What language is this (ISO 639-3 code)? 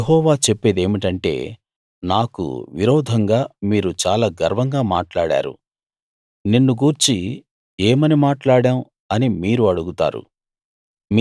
tel